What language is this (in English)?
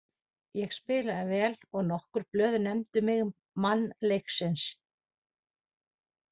Icelandic